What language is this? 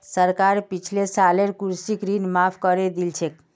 Magahi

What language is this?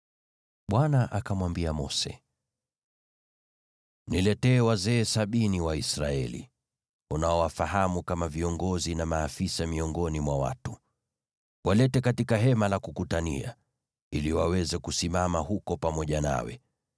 Swahili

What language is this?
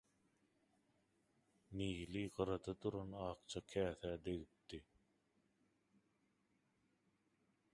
Turkmen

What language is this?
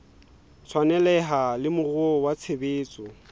Southern Sotho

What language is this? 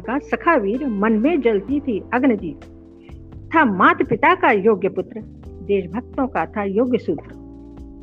Hindi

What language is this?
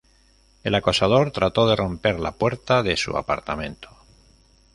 Spanish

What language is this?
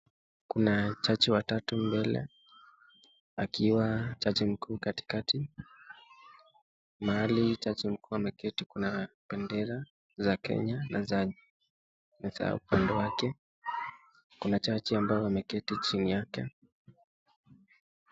Swahili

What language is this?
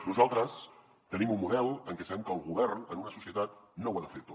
Catalan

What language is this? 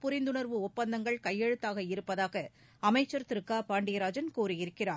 Tamil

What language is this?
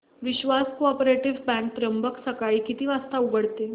Marathi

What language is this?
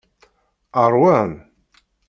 Kabyle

